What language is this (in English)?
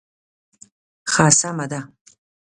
Pashto